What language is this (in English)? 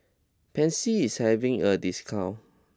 English